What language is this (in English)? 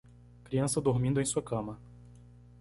Portuguese